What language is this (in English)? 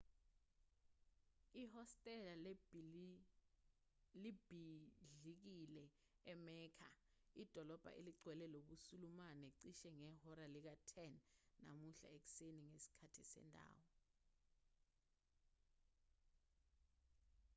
Zulu